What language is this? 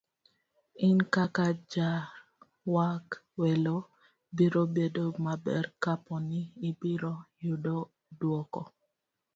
Luo (Kenya and Tanzania)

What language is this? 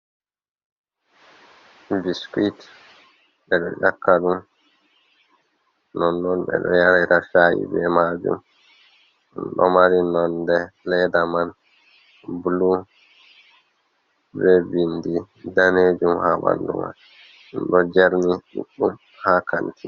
Fula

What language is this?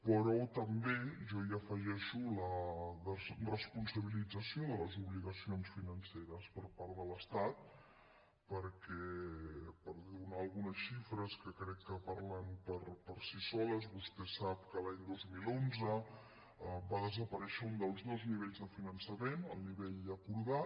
Catalan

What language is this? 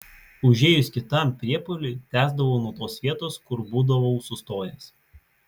Lithuanian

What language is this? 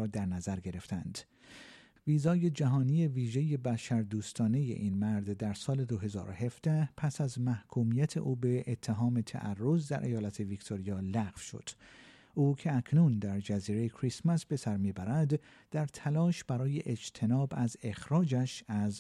Persian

